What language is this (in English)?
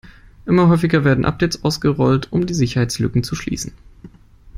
German